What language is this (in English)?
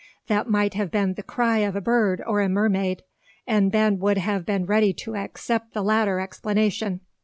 English